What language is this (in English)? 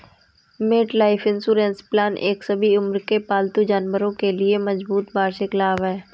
Hindi